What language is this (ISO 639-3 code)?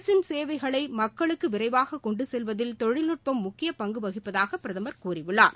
tam